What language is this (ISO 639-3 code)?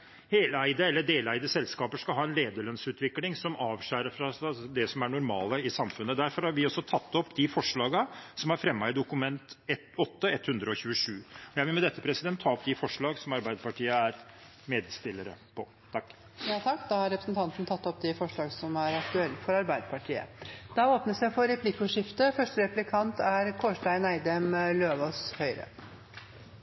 nor